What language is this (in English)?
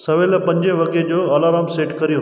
Sindhi